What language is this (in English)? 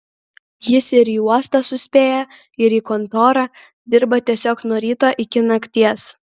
Lithuanian